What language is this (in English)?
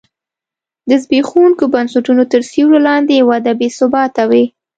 Pashto